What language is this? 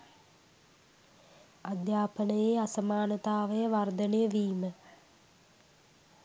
Sinhala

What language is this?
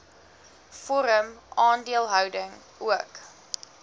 Afrikaans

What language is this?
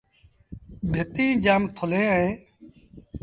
Sindhi Bhil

